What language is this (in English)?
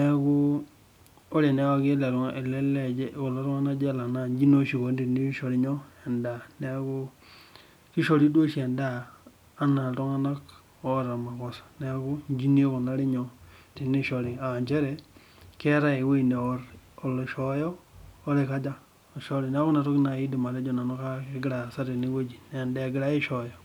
Masai